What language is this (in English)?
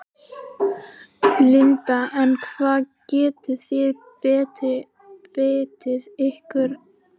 Icelandic